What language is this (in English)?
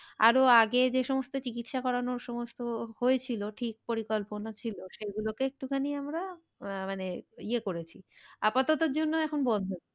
Bangla